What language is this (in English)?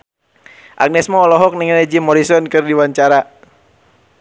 Sundanese